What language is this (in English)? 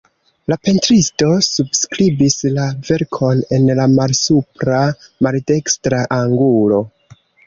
Esperanto